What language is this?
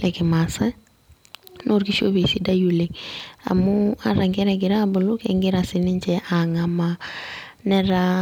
Masai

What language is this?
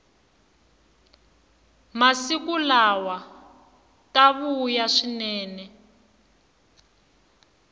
Tsonga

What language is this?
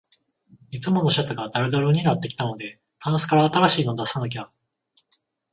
Japanese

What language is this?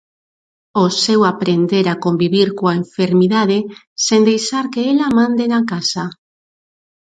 Galician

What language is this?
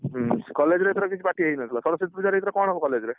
Odia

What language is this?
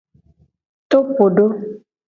Gen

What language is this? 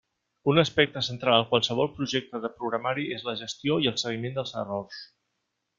Catalan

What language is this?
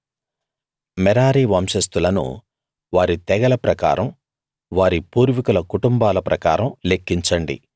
Telugu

